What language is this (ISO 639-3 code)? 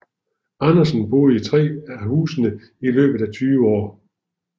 dan